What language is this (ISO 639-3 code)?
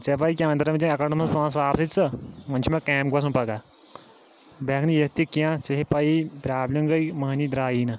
kas